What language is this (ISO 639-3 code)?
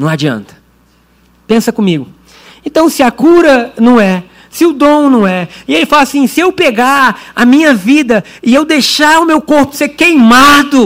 por